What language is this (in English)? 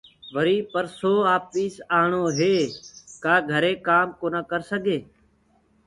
Gurgula